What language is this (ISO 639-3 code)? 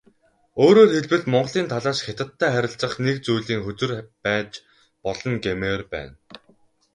mon